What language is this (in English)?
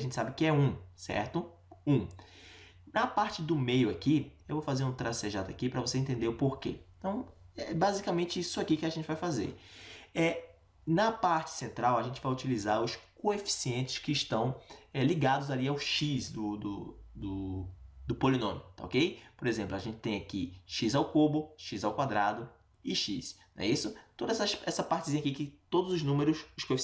Portuguese